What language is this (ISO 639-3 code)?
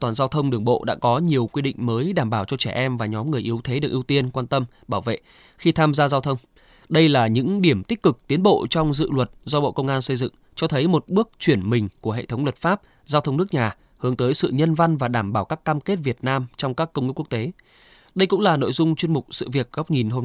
vie